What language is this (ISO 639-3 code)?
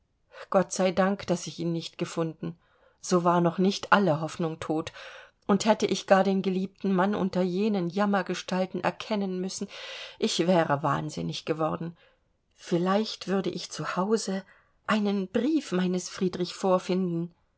deu